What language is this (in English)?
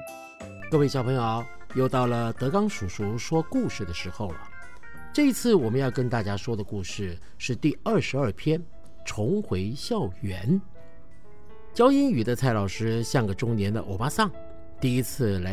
Chinese